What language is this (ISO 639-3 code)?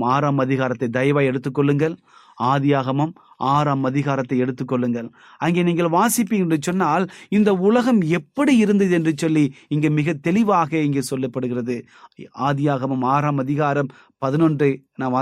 tam